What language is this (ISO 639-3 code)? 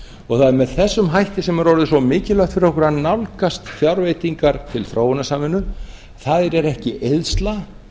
isl